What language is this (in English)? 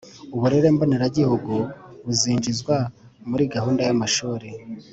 Kinyarwanda